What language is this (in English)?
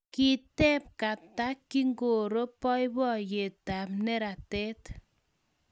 Kalenjin